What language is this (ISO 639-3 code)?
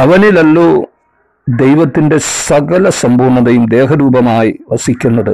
mal